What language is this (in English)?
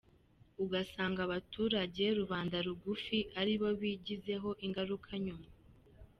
Kinyarwanda